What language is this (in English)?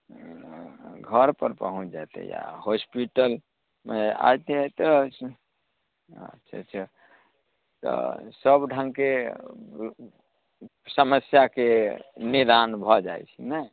Maithili